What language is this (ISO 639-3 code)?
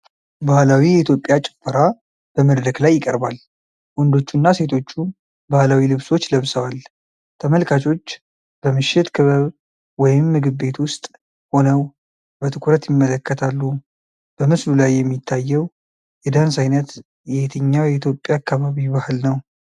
amh